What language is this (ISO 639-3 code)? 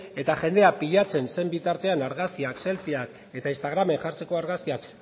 eus